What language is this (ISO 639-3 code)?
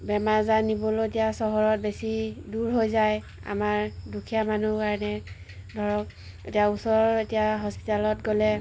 asm